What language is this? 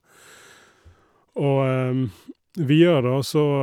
Norwegian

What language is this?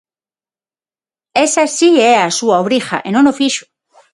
Galician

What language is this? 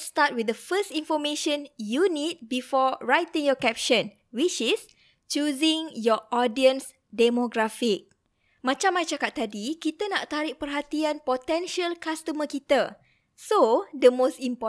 Malay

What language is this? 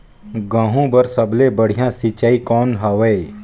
Chhattisgarhi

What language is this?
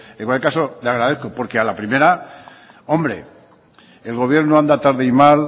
Spanish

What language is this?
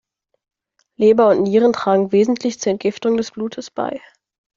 German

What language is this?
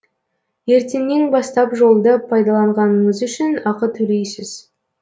Kazakh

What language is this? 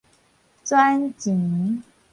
Min Nan Chinese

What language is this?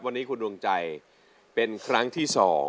Thai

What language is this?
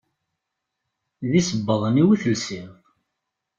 Kabyle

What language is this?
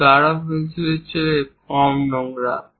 Bangla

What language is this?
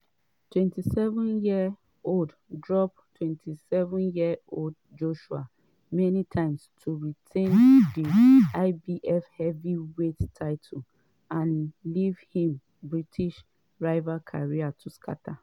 Nigerian Pidgin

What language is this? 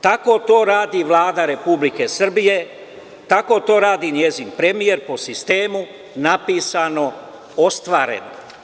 Serbian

